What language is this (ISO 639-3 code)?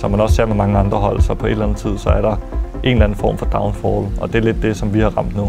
dan